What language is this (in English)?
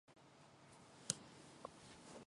Mongolian